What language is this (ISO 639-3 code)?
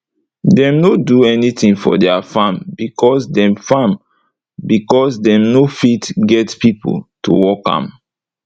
pcm